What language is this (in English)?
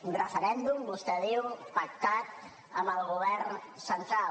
Catalan